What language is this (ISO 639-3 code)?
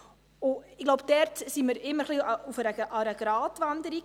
gsw